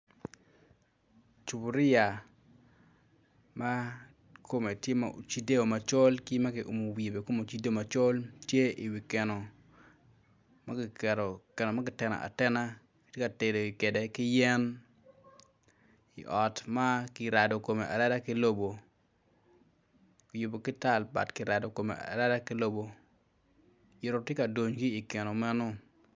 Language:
Acoli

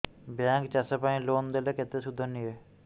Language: Odia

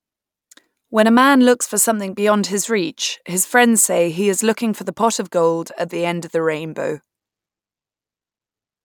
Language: English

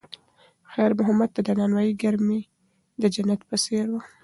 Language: Pashto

